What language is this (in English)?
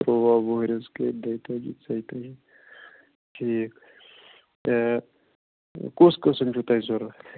Kashmiri